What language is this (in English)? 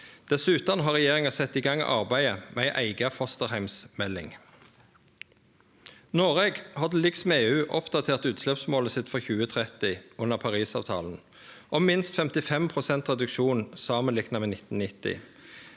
Norwegian